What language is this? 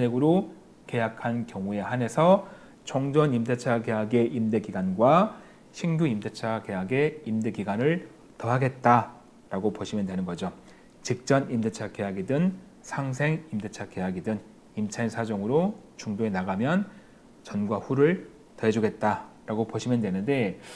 Korean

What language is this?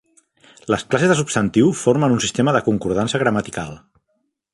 Catalan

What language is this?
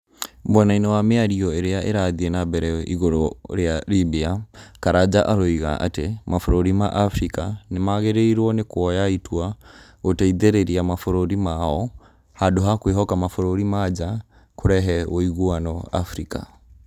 Kikuyu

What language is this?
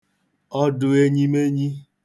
Igbo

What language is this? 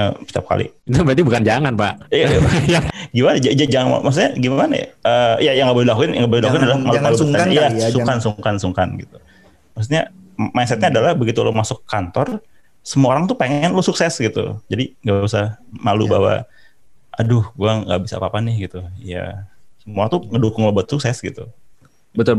Indonesian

